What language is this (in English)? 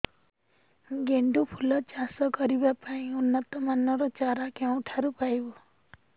Odia